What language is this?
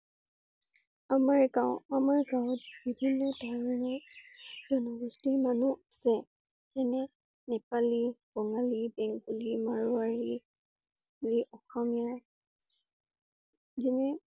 Assamese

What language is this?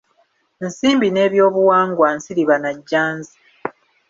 Ganda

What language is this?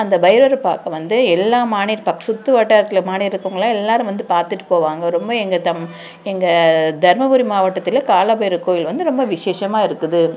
Tamil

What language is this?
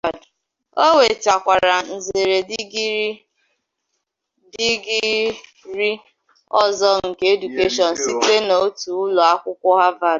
Igbo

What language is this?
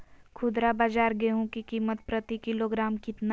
Magahi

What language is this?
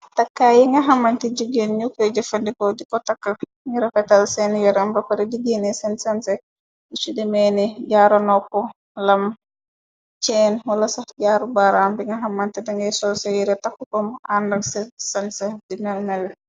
Wolof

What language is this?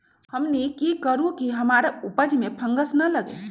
Magahi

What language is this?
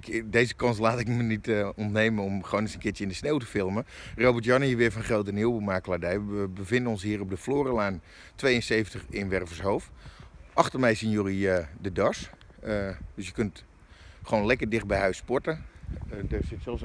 Dutch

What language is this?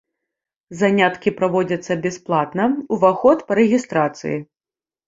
Belarusian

